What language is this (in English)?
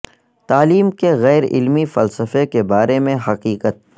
Urdu